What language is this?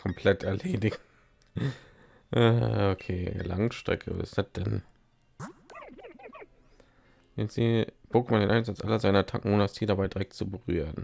German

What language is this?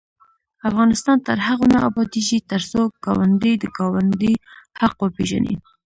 Pashto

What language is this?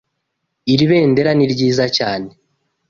Kinyarwanda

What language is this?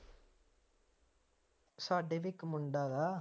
Punjabi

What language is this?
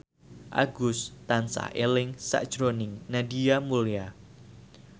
Javanese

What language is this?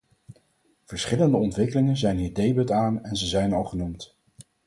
Dutch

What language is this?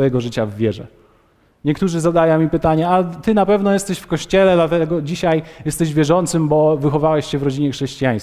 Polish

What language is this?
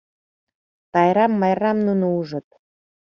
Mari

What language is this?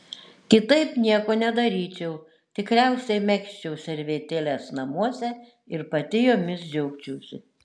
Lithuanian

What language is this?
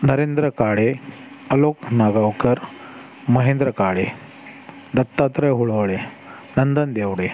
Marathi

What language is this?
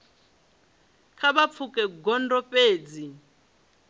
Venda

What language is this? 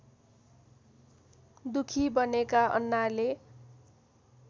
Nepali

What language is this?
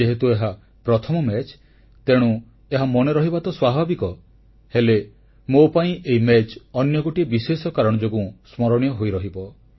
Odia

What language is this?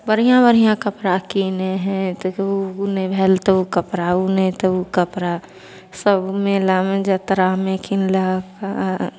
Maithili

